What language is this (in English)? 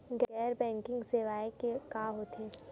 Chhattisgarhi